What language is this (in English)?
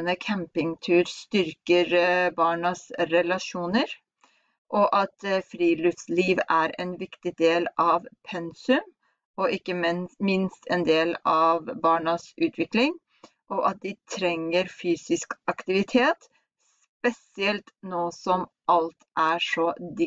Norwegian